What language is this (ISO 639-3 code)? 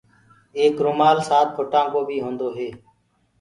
ggg